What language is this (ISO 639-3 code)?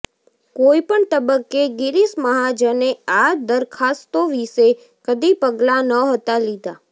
guj